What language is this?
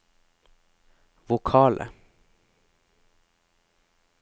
Norwegian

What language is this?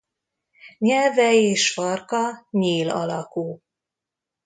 Hungarian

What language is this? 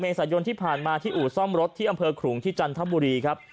Thai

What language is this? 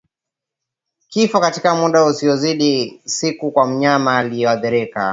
Swahili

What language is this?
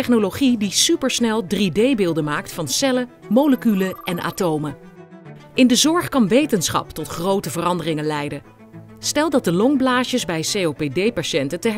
Dutch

